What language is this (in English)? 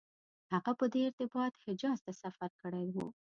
Pashto